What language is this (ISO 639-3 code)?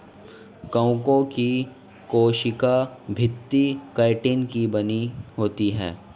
hin